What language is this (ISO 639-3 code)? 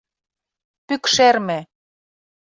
chm